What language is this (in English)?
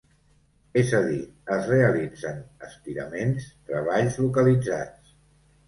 Catalan